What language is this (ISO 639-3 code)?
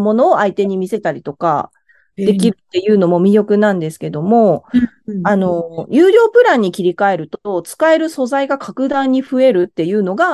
jpn